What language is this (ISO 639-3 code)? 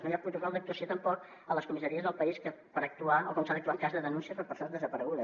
cat